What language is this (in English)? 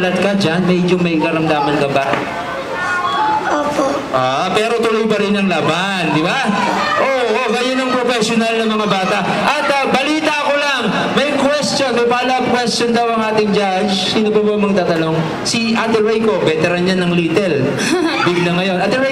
Filipino